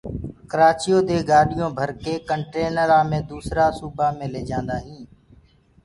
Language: Gurgula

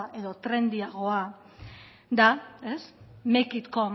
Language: Basque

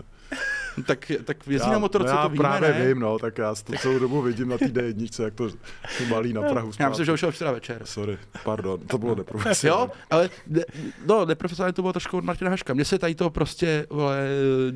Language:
Czech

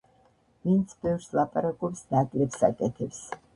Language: Georgian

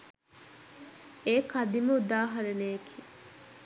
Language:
Sinhala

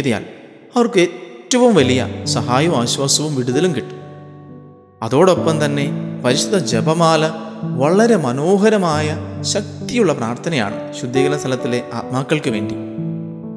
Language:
Malayalam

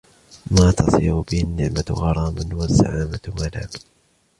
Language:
Arabic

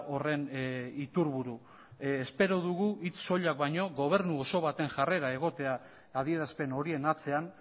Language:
Basque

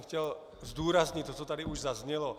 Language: Czech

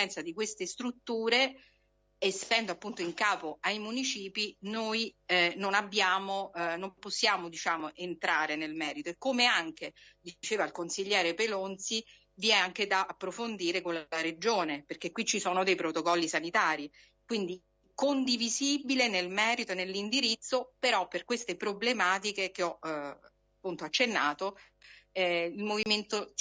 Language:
Italian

